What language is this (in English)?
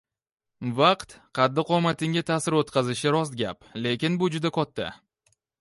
Uzbek